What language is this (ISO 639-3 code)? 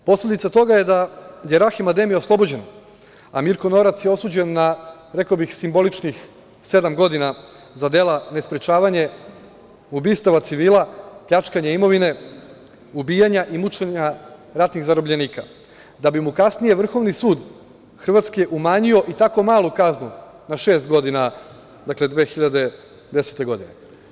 srp